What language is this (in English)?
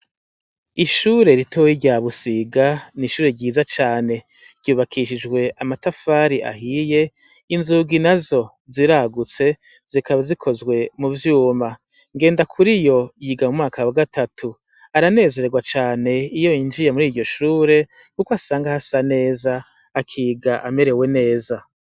Rundi